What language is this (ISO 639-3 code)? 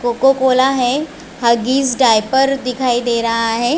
hin